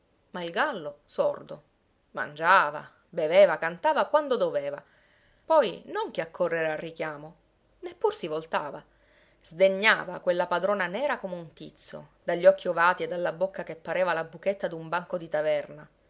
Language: Italian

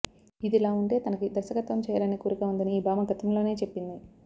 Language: Telugu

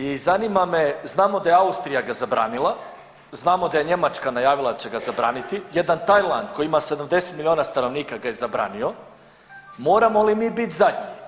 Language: Croatian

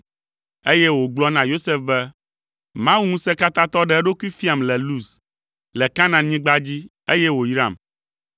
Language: Ewe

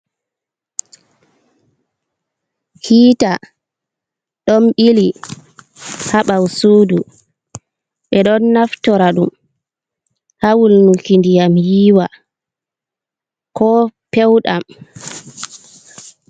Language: Fula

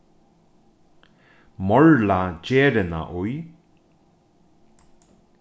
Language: Faroese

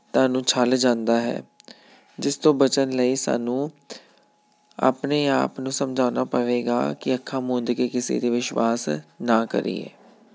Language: Punjabi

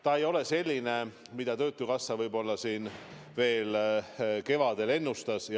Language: Estonian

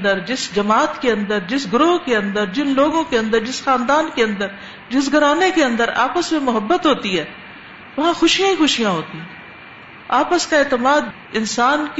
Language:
Urdu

